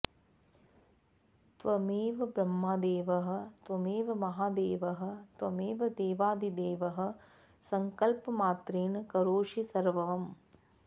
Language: Sanskrit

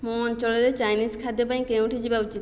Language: Odia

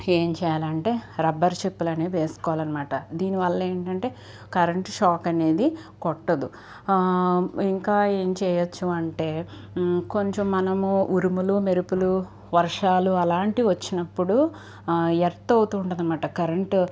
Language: Telugu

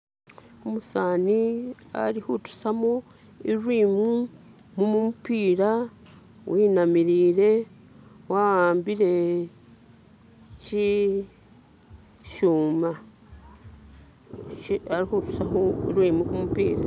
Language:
Masaaba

